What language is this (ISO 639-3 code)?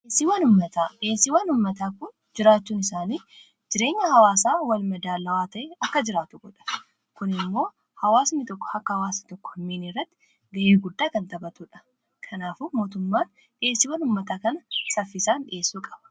orm